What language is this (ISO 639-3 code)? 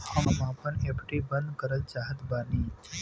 bho